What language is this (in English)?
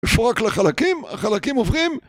Hebrew